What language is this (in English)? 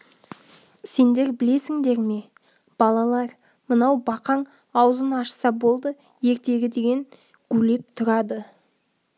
Kazakh